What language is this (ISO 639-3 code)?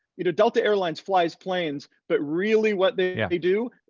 eng